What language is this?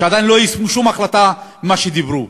Hebrew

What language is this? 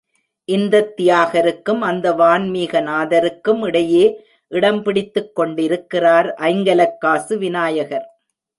Tamil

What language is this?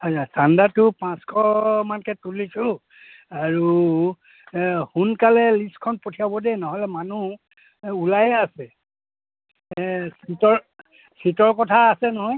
Assamese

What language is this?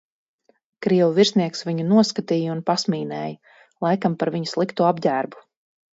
Latvian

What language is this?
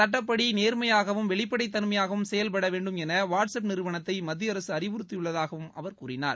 Tamil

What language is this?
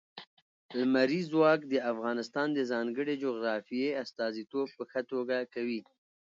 Pashto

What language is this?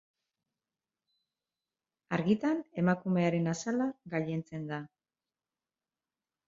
Basque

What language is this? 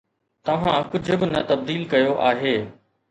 Sindhi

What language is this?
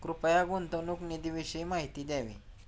Marathi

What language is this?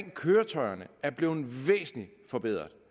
Danish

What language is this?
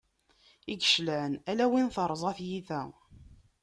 Kabyle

